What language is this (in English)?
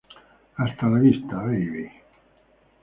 Spanish